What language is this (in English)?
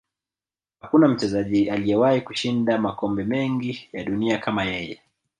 Swahili